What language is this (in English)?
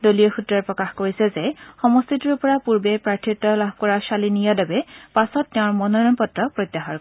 Assamese